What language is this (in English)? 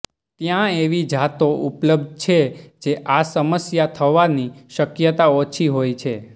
Gujarati